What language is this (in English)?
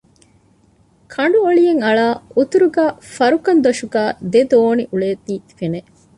Divehi